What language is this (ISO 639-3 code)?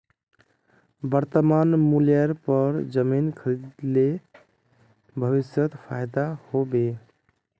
mag